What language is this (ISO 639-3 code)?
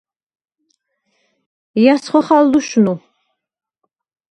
sva